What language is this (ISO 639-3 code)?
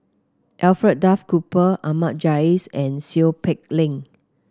eng